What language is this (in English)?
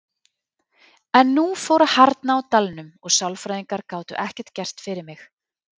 Icelandic